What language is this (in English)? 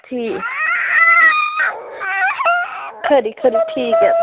Dogri